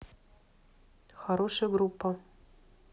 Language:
Russian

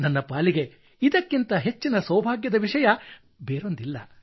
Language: Kannada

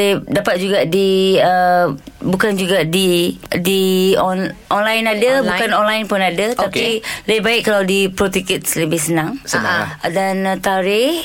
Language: Malay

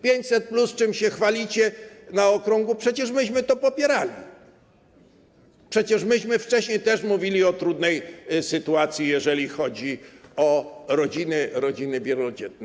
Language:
Polish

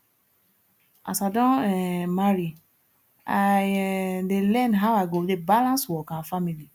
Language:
Nigerian Pidgin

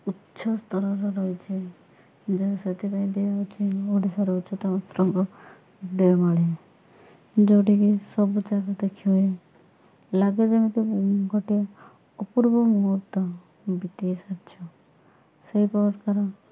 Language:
Odia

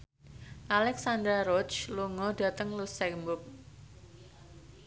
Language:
Javanese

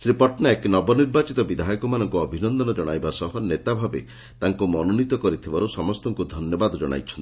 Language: Odia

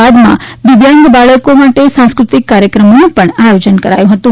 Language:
Gujarati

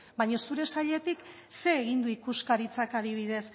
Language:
Basque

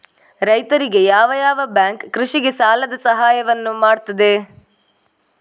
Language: Kannada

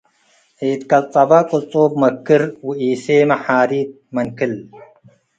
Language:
Tigre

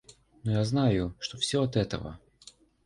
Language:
Russian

